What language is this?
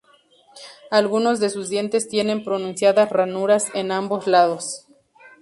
Spanish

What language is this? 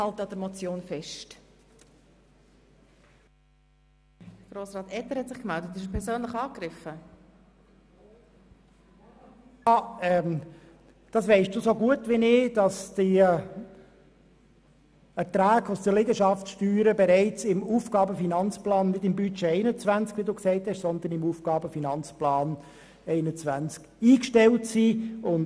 Swiss German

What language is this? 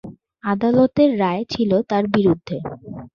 Bangla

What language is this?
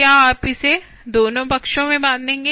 Hindi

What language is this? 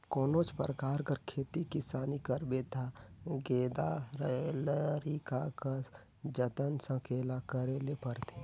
Chhattisgarhi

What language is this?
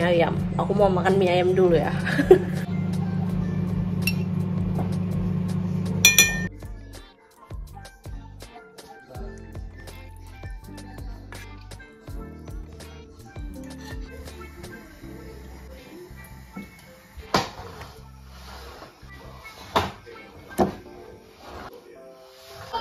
Indonesian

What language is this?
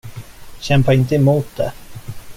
Swedish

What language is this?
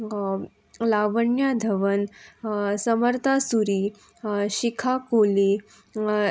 Konkani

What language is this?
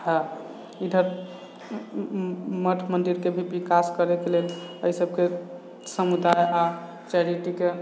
Maithili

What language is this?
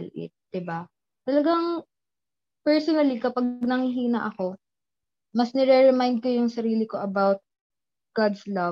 Filipino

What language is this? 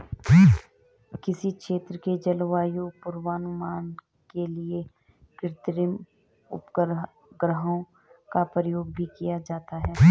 Hindi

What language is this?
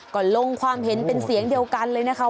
Thai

